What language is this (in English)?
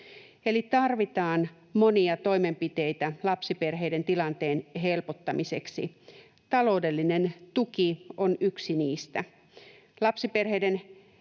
Finnish